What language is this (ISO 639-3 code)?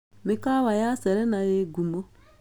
kik